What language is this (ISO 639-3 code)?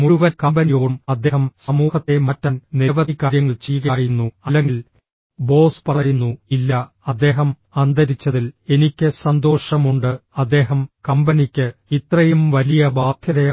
mal